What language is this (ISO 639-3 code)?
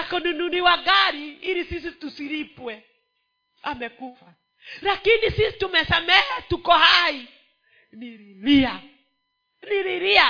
swa